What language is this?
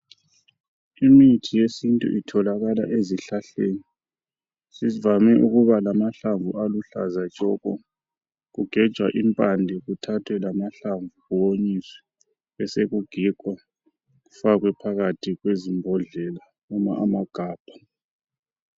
North Ndebele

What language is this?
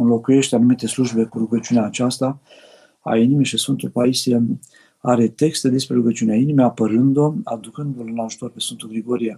Romanian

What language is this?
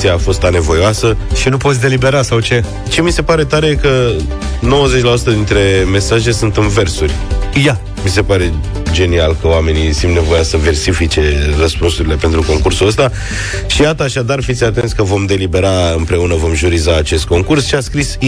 Romanian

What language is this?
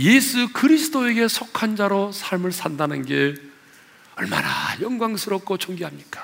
Korean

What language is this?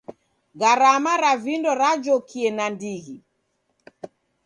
Taita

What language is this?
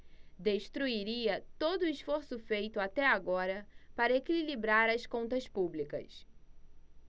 Portuguese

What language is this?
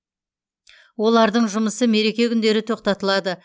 Kazakh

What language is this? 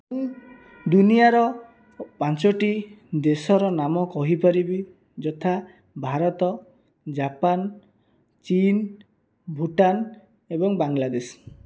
Odia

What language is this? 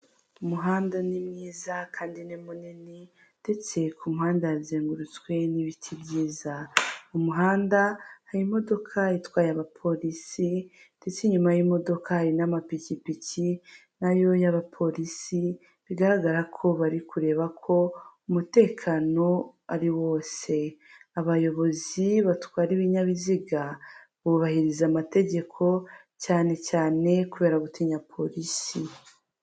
Kinyarwanda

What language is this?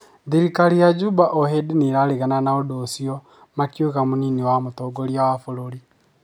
Kikuyu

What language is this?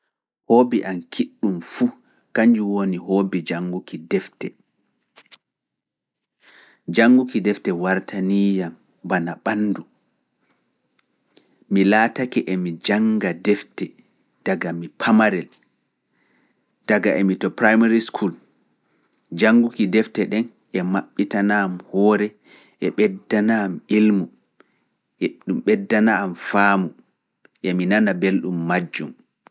Fula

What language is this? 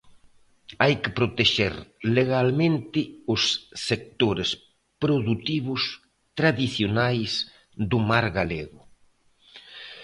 Galician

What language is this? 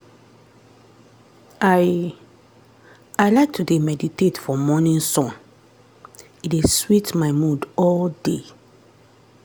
Nigerian Pidgin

